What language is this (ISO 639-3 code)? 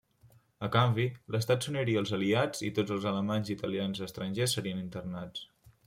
cat